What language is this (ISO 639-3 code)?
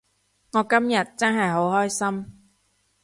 yue